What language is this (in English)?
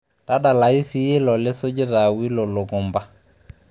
Masai